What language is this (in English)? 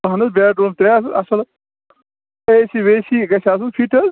Kashmiri